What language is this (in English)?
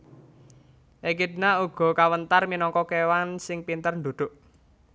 Javanese